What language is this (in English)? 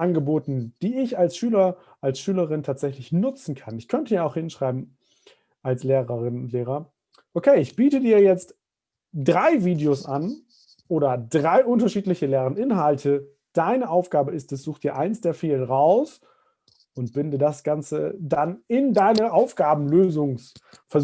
German